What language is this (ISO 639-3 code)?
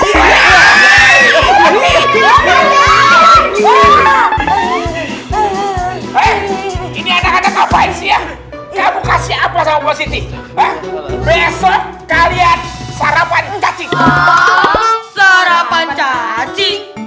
ind